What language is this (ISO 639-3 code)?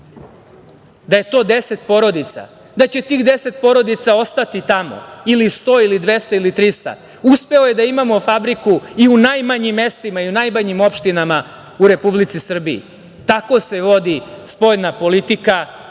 srp